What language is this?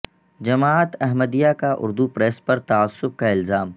Urdu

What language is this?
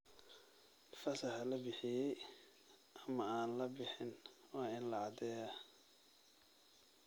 Somali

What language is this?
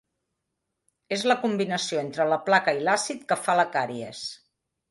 Catalan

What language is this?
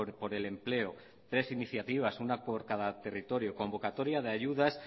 Spanish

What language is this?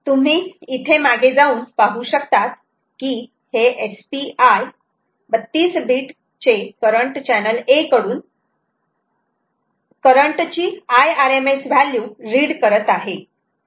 Marathi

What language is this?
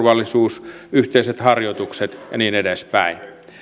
Finnish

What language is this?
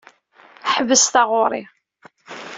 Kabyle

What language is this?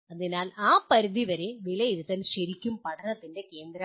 Malayalam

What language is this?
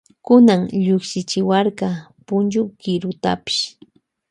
Loja Highland Quichua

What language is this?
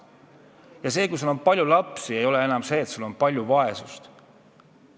Estonian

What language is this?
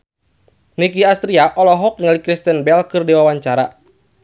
Sundanese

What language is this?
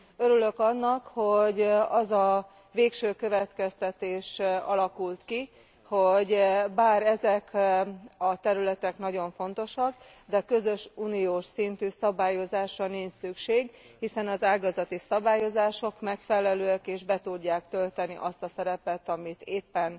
Hungarian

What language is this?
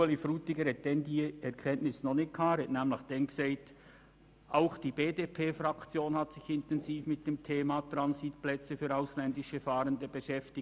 Swiss German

